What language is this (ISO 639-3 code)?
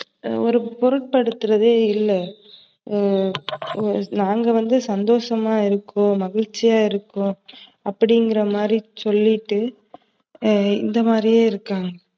tam